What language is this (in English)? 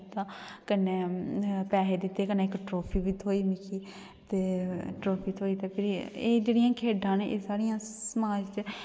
Dogri